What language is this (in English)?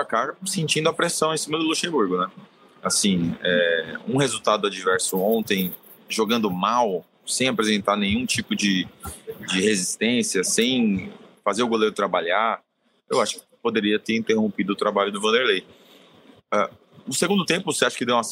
Portuguese